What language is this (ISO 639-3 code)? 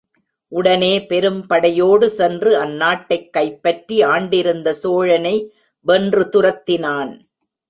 tam